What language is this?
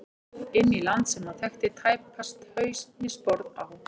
Icelandic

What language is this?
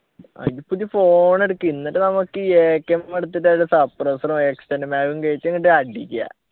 Malayalam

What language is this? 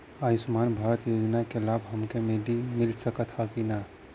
Bhojpuri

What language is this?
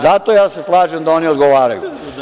Serbian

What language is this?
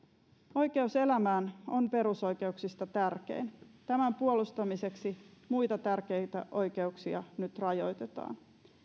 Finnish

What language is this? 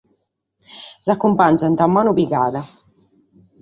Sardinian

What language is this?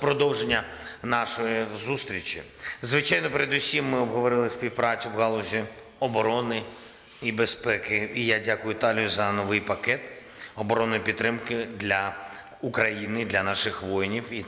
Ukrainian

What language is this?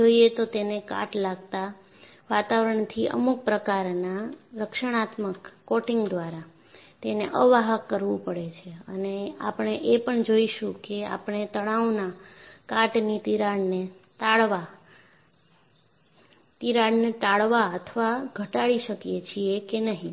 Gujarati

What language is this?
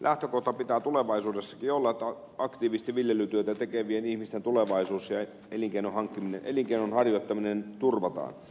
Finnish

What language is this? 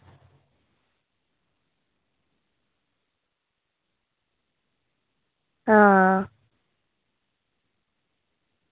Dogri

